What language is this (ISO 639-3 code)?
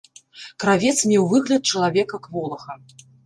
bel